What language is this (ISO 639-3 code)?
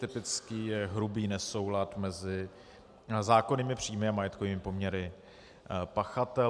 ces